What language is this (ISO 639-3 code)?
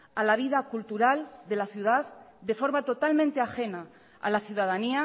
spa